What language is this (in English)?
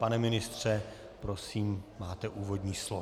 Czech